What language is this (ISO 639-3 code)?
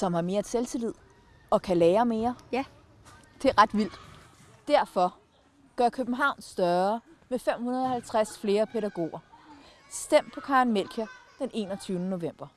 dan